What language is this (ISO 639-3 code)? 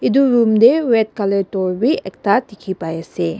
nag